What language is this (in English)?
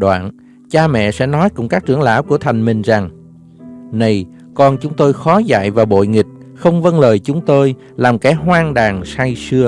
Vietnamese